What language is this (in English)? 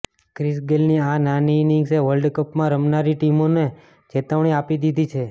Gujarati